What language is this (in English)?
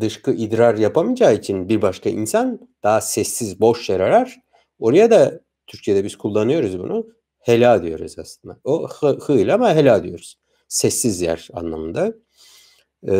Turkish